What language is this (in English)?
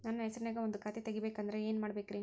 Kannada